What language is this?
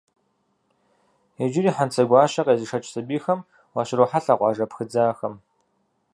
Kabardian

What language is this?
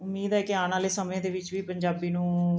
Punjabi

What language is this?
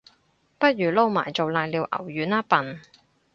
Cantonese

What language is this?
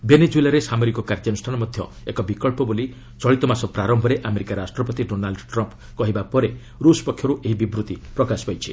Odia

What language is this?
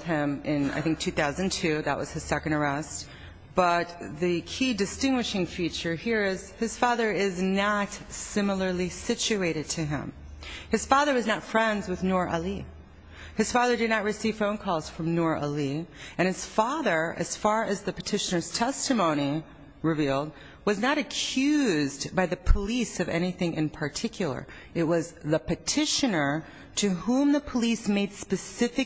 English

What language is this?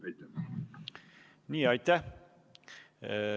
Estonian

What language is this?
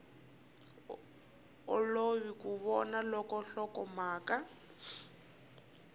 Tsonga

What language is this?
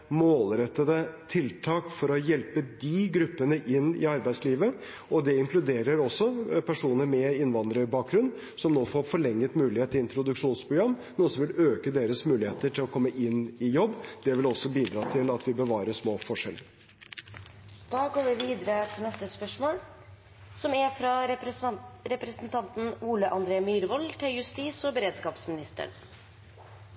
Norwegian Bokmål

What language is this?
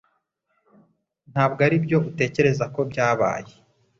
Kinyarwanda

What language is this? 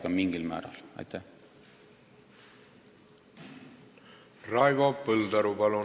Estonian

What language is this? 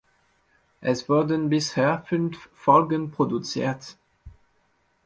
German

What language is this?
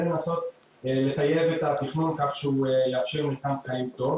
Hebrew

